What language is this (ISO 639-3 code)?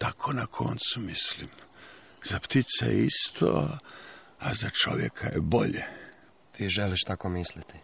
hrv